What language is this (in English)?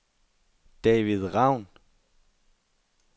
Danish